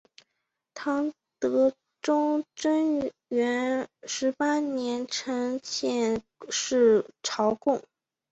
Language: Chinese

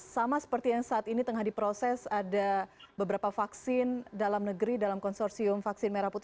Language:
Indonesian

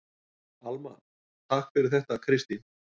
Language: Icelandic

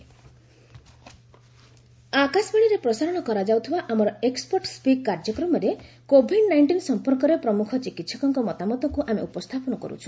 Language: Odia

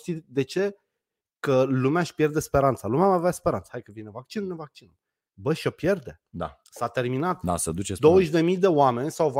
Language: Romanian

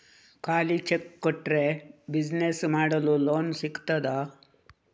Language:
Kannada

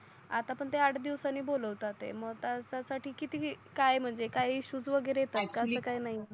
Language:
Marathi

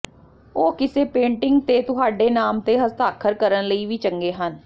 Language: Punjabi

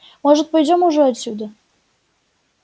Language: Russian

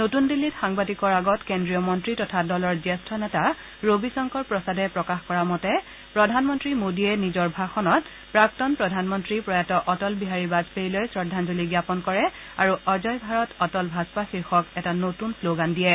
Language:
Assamese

